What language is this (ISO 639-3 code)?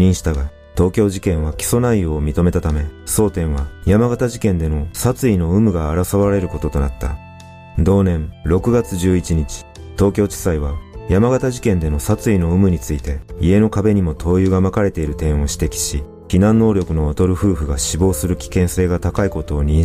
jpn